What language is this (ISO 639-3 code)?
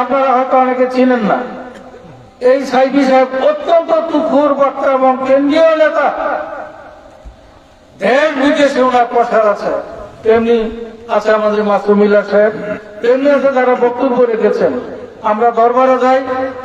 ara